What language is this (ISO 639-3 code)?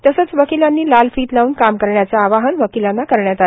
mar